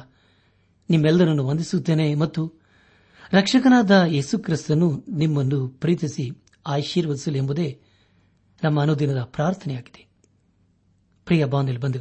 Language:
Kannada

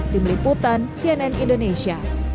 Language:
Indonesian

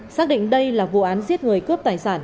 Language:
Vietnamese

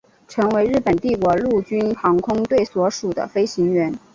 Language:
Chinese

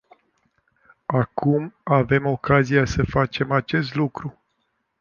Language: Romanian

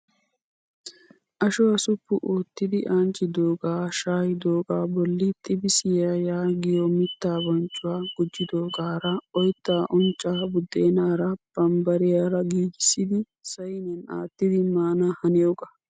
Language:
Wolaytta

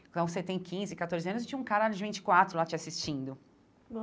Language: Portuguese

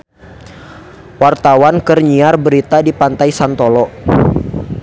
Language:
Sundanese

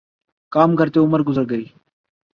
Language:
Urdu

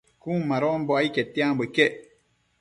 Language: Matsés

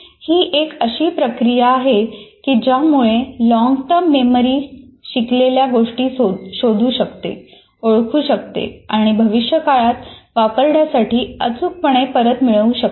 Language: Marathi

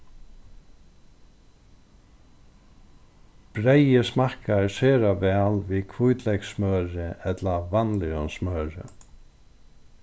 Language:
Faroese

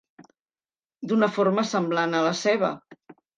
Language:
Catalan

